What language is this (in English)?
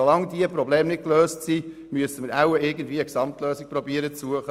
Swiss German